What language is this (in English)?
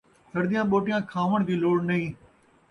Saraiki